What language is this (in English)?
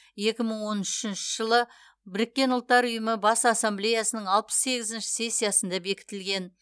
Kazakh